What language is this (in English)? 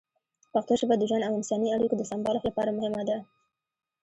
Pashto